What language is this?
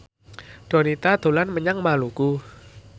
Javanese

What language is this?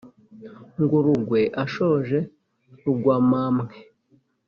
Kinyarwanda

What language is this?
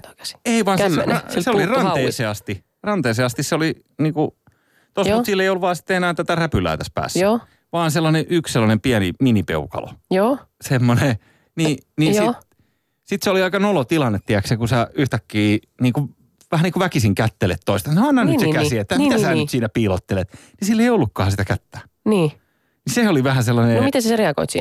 Finnish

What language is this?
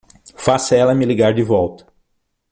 Portuguese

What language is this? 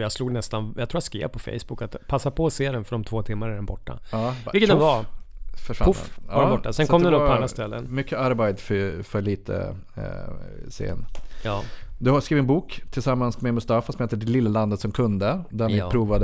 Swedish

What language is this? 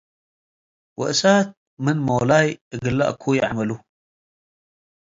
Tigre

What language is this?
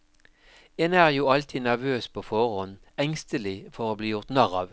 Norwegian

